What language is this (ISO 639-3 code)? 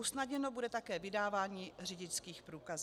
ces